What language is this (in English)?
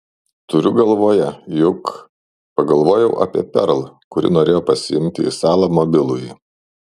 Lithuanian